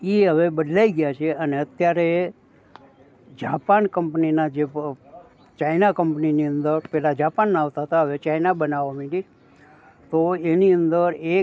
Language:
Gujarati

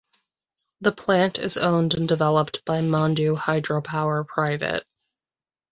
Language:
English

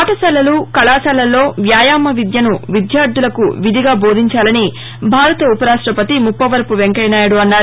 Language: Telugu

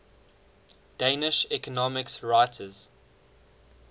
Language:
English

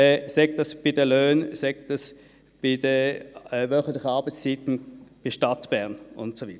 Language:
Swiss German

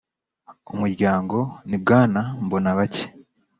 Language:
Kinyarwanda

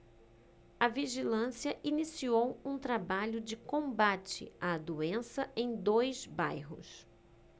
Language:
Portuguese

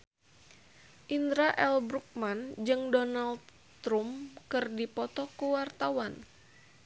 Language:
Sundanese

